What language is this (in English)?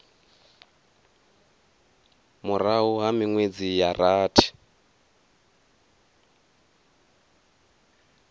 Venda